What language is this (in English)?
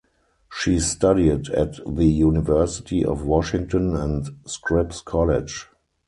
English